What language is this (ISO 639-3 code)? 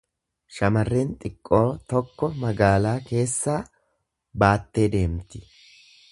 orm